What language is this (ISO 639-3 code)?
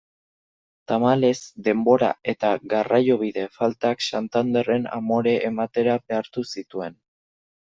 eus